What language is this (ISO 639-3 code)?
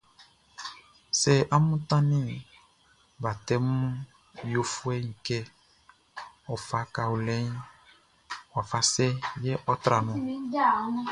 bci